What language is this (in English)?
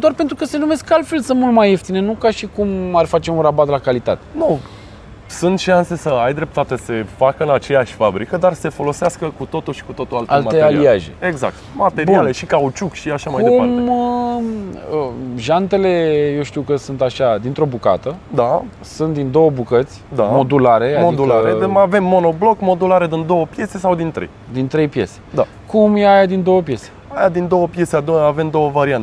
Romanian